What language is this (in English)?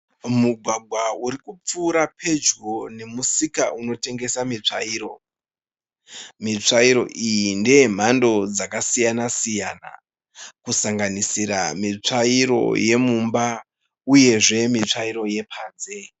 Shona